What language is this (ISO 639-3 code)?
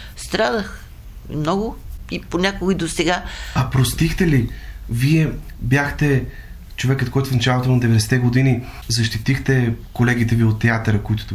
bul